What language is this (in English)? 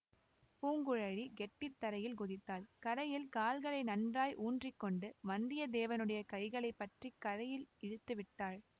Tamil